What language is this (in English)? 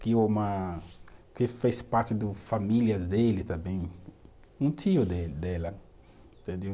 Portuguese